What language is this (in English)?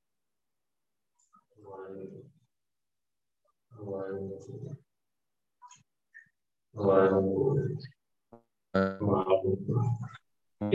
Punjabi